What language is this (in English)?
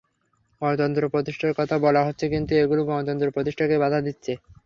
Bangla